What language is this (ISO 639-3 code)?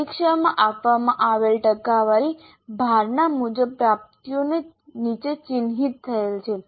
guj